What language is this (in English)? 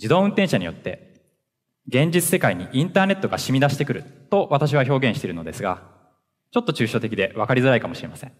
Japanese